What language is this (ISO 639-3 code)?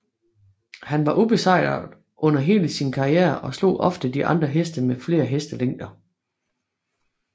dan